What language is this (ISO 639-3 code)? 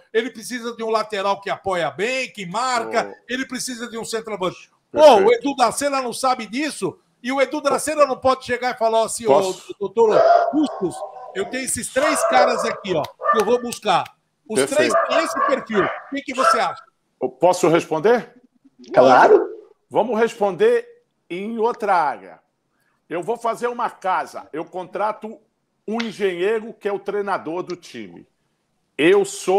por